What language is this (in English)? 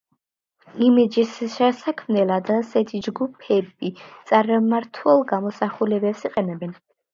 Georgian